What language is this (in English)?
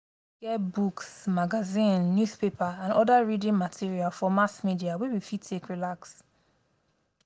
Nigerian Pidgin